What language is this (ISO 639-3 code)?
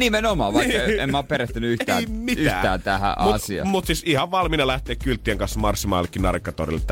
fin